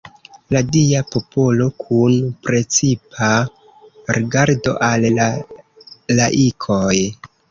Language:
Esperanto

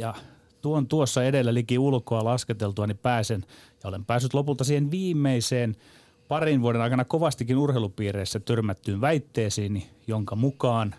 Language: Finnish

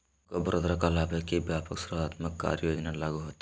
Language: Magahi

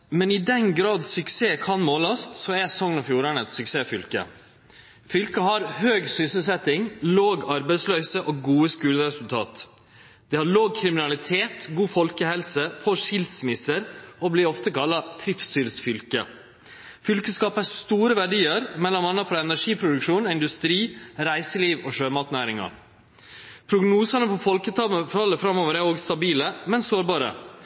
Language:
Norwegian Nynorsk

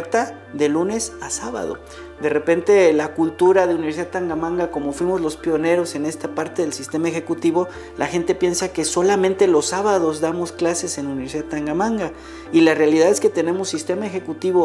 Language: Spanish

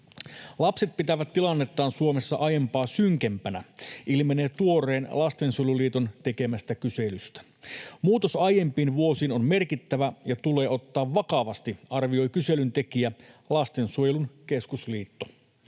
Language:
Finnish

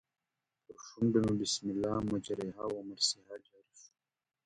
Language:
Pashto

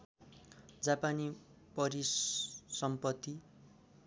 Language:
Nepali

